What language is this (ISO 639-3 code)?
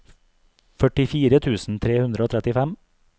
nor